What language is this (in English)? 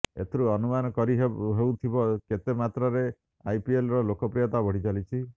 Odia